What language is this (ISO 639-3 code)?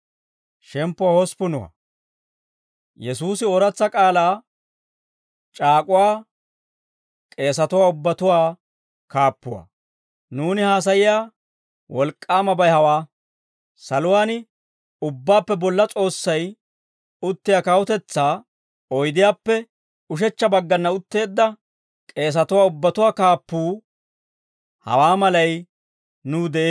dwr